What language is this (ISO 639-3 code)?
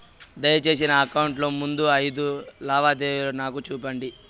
tel